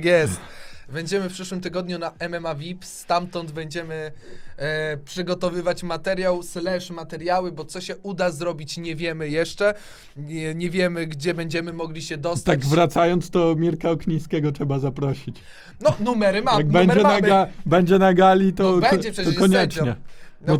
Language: Polish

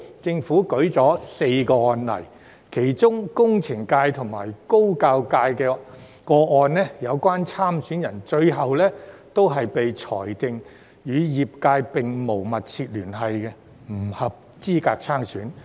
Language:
Cantonese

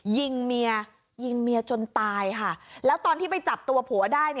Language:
Thai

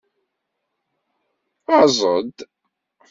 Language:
Kabyle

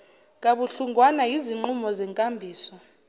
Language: Zulu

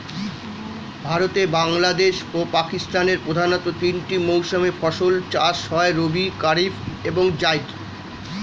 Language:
Bangla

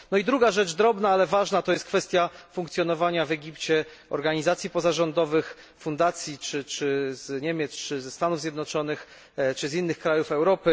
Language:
Polish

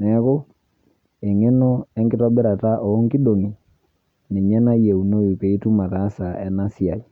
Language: Masai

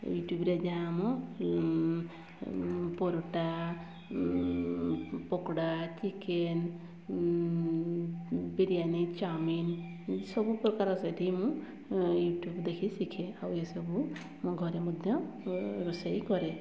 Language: Odia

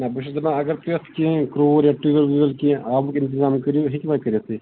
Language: Kashmiri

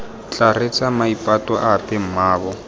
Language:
Tswana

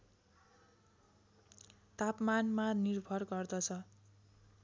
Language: Nepali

